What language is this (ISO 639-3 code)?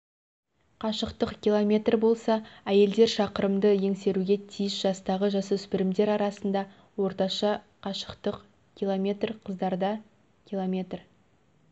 kaz